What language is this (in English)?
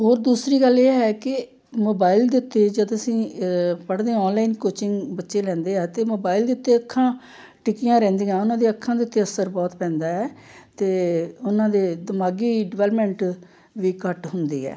Punjabi